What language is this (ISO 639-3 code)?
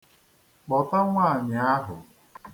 ibo